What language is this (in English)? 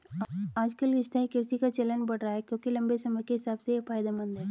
Hindi